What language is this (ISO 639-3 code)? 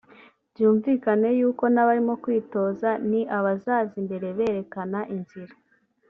kin